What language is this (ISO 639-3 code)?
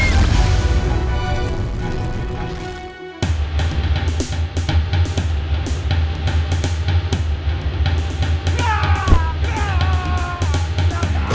ind